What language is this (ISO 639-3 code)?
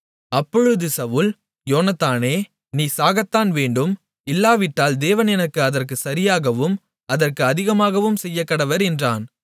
tam